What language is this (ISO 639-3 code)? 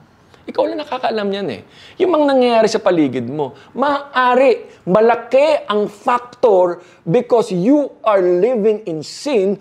fil